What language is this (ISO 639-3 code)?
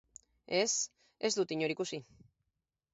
eus